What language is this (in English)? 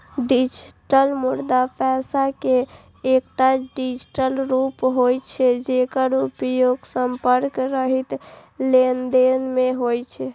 Maithili